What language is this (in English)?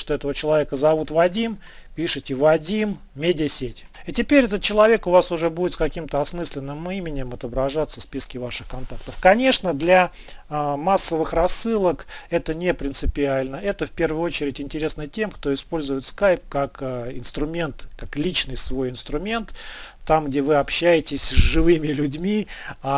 Russian